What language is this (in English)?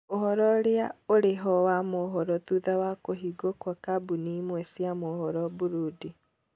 Kikuyu